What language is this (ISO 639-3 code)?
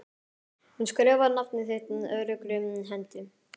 isl